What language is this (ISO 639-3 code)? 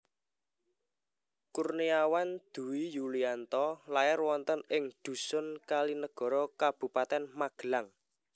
jav